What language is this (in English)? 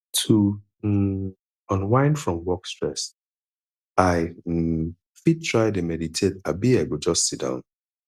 Nigerian Pidgin